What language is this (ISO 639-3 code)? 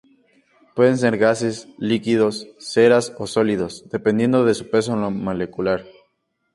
spa